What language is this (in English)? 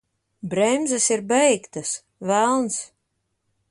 Latvian